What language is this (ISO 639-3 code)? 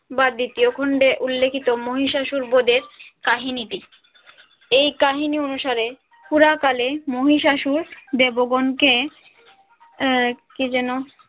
ben